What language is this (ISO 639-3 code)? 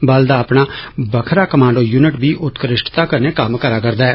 doi